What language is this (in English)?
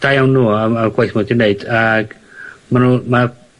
Welsh